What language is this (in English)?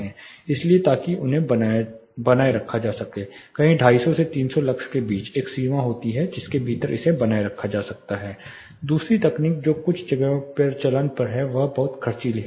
Hindi